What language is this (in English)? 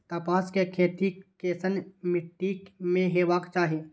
Maithili